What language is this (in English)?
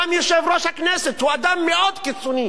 Hebrew